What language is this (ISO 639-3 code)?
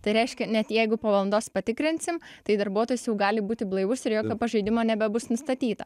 lit